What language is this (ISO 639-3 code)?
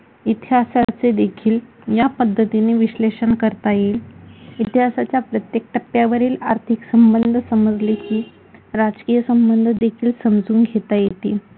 mar